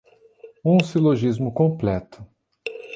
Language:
Portuguese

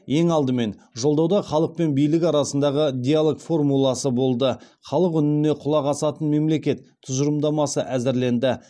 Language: Kazakh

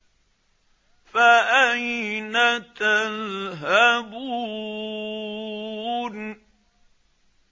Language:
Arabic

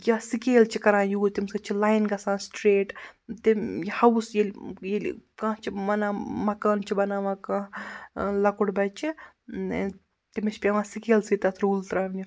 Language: Kashmiri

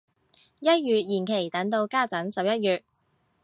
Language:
Cantonese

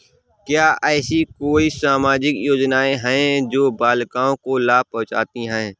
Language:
Hindi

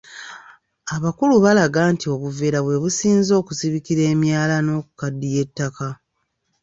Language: Ganda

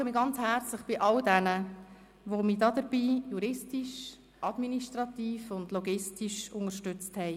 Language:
Swiss German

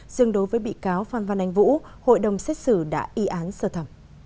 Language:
Vietnamese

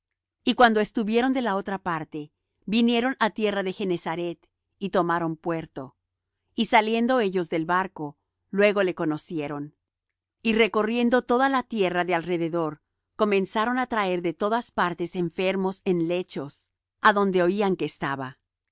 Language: Spanish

